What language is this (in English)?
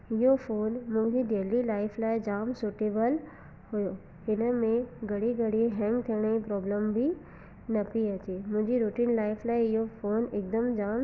Sindhi